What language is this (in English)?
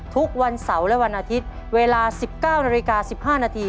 Thai